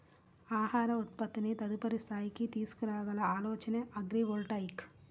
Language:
Telugu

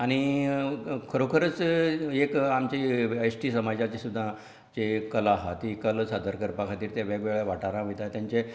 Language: Konkani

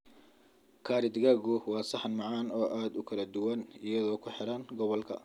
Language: Somali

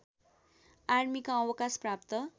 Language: Nepali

